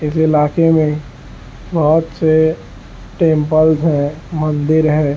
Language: Urdu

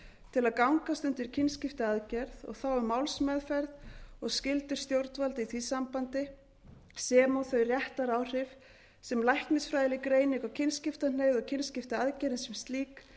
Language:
Icelandic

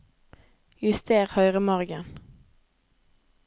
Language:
Norwegian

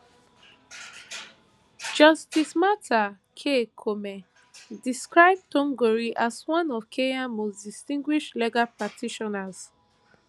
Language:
Nigerian Pidgin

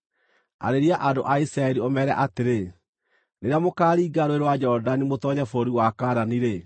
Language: Kikuyu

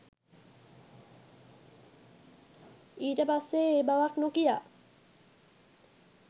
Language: Sinhala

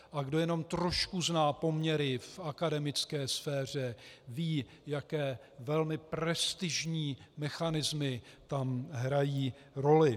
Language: Czech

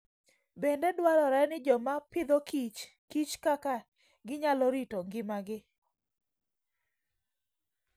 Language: Luo (Kenya and Tanzania)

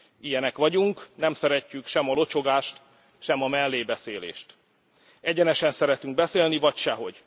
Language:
Hungarian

